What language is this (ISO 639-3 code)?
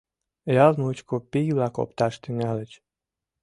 chm